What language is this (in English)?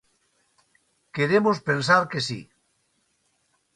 Galician